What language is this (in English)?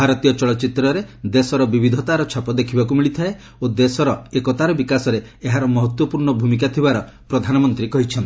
Odia